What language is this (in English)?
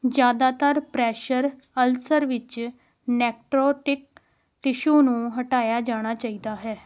Punjabi